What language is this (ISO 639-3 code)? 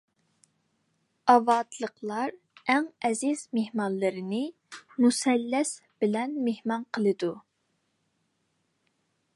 uig